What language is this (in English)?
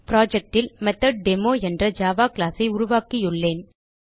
Tamil